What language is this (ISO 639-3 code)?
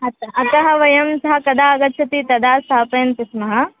san